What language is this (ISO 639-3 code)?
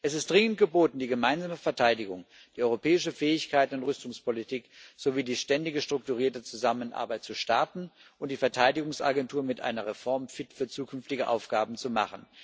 deu